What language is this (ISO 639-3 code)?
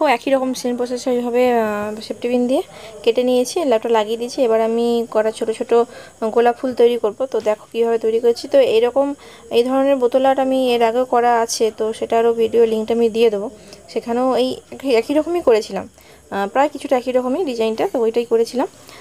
ben